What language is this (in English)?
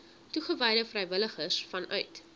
Afrikaans